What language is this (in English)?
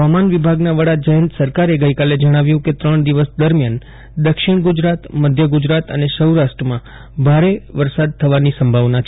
Gujarati